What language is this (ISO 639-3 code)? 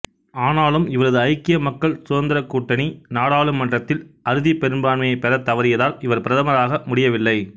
tam